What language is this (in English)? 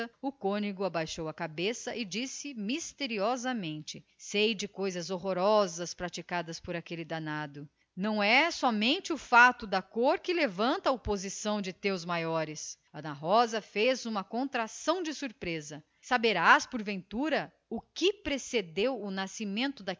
Portuguese